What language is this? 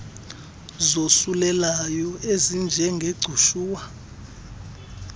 Xhosa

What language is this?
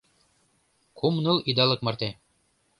Mari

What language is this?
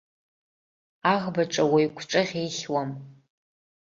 Abkhazian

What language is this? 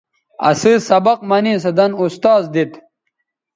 Bateri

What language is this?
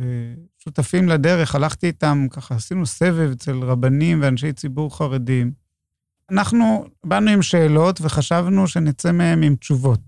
Hebrew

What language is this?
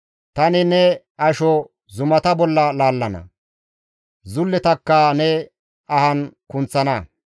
Gamo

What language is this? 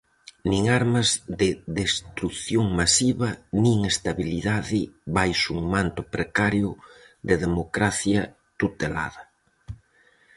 Galician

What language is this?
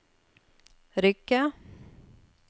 Norwegian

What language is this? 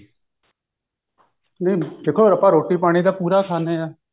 Punjabi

